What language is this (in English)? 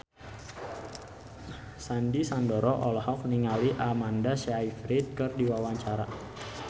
Sundanese